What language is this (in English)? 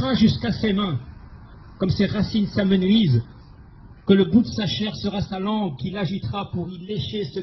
French